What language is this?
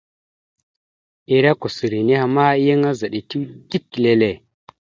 Mada (Cameroon)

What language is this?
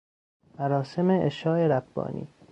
Persian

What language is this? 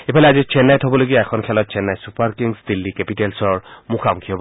Assamese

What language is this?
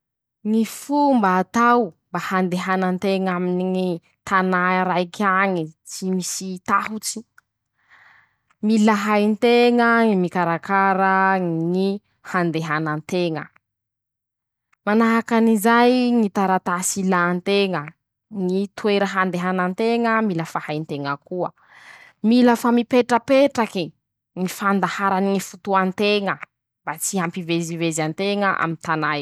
Masikoro Malagasy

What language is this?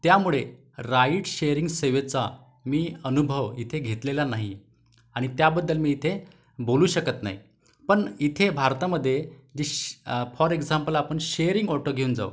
Marathi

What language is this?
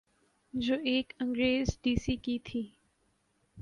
Urdu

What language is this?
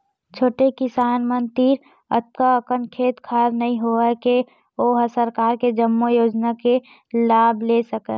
Chhattisgarhi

